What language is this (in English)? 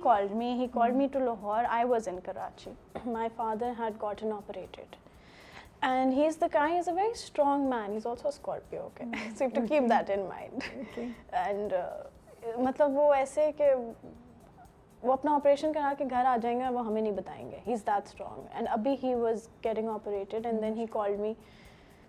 Urdu